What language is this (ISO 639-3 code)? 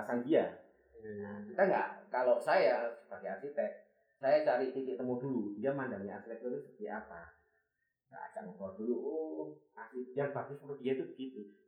ind